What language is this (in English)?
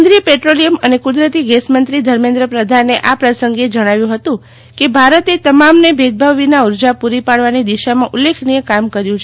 Gujarati